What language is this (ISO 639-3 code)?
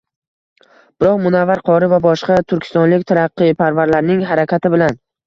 uzb